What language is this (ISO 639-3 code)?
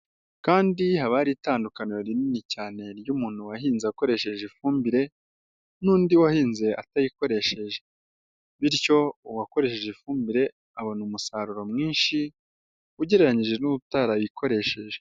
kin